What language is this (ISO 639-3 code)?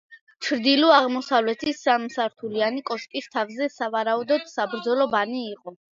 kat